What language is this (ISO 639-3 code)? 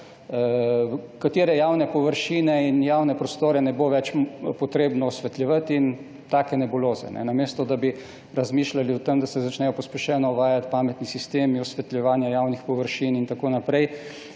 slv